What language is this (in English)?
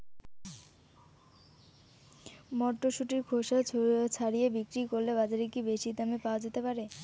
Bangla